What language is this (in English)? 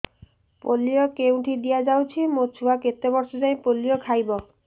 Odia